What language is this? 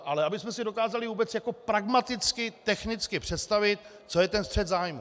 Czech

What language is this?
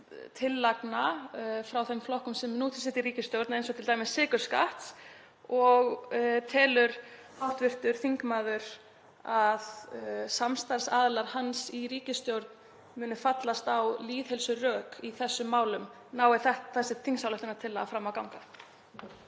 Icelandic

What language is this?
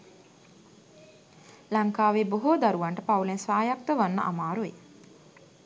Sinhala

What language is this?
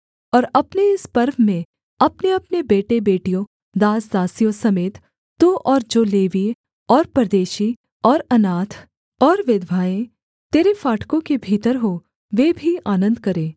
Hindi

